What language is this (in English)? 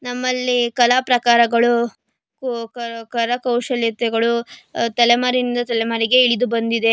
Kannada